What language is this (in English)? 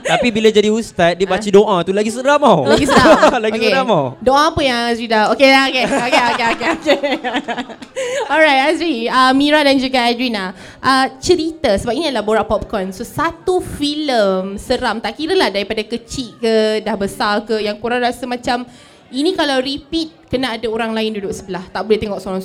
Malay